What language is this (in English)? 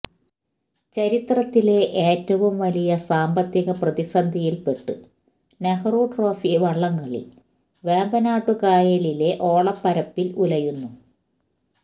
Malayalam